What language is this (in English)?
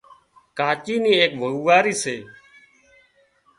Wadiyara Koli